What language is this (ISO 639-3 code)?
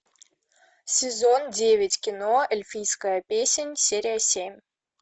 rus